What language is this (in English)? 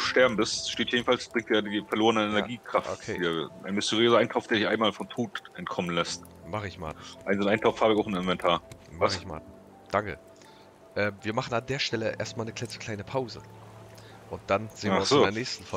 German